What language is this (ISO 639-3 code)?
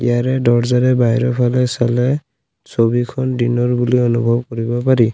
asm